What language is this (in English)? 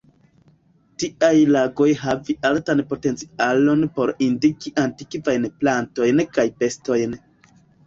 Esperanto